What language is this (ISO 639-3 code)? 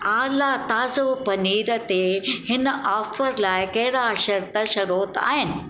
snd